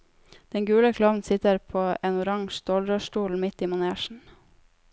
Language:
Norwegian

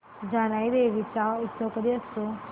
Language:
Marathi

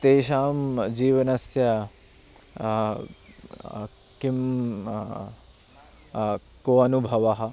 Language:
Sanskrit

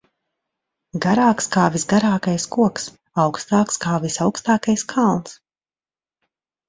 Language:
Latvian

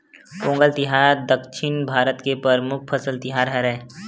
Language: Chhattisgarhi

